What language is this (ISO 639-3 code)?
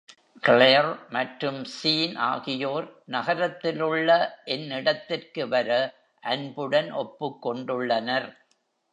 tam